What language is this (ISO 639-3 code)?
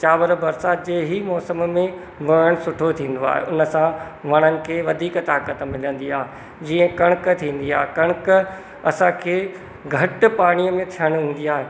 snd